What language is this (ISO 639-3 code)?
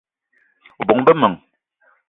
eto